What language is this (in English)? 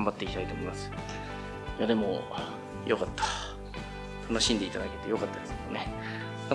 Japanese